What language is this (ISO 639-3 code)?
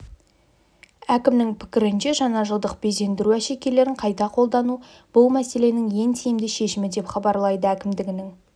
kaz